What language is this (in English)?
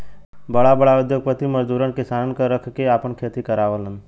Bhojpuri